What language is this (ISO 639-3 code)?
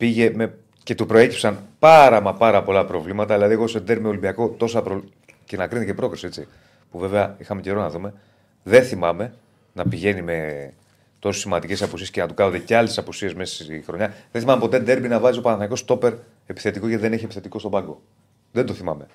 ell